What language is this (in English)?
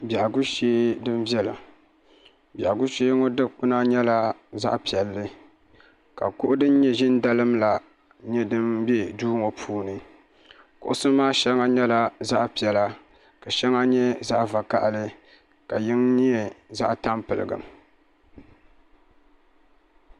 Dagbani